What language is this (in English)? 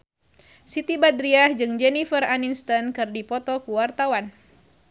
Sundanese